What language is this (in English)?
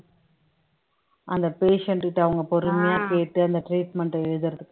Tamil